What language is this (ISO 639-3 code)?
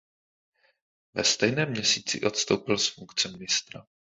ces